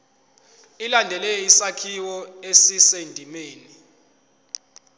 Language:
Zulu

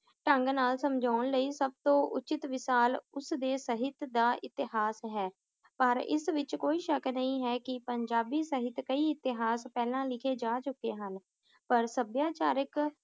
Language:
Punjabi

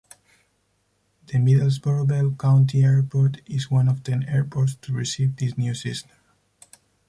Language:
English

